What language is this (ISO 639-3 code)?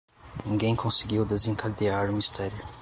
por